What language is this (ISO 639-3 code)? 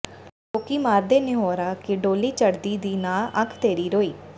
pan